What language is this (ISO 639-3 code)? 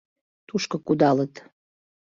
chm